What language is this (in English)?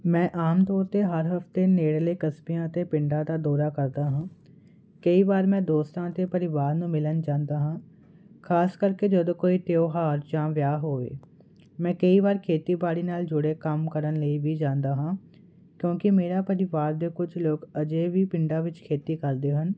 Punjabi